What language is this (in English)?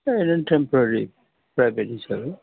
Bodo